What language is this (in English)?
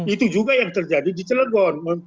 Indonesian